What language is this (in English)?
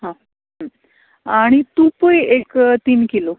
Konkani